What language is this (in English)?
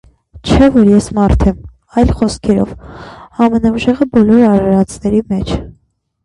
Armenian